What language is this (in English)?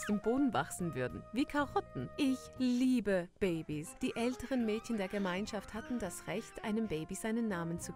German